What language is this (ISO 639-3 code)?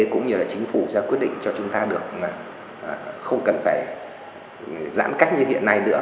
vie